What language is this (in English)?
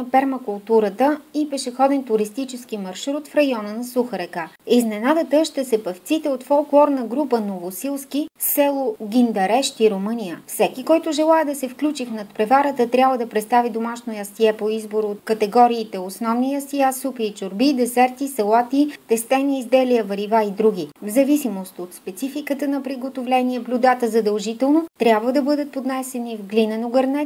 Russian